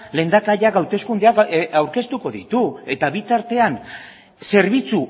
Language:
Basque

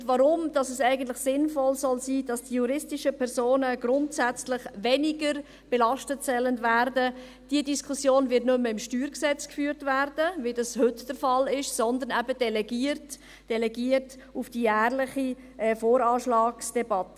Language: Swiss German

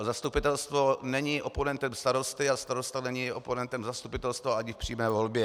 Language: Czech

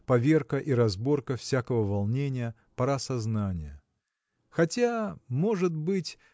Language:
Russian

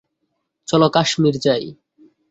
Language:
Bangla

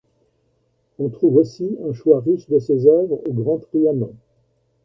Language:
French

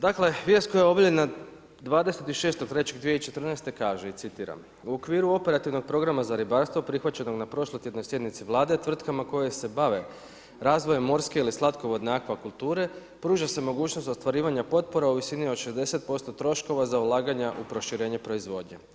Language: Croatian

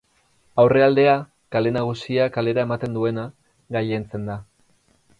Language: Basque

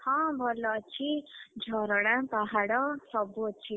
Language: Odia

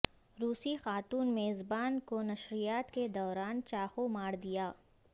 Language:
Urdu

